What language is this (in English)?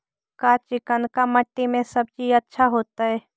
Magahi